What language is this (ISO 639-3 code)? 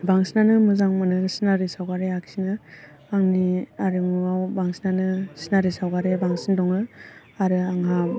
brx